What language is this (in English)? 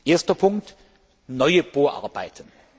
German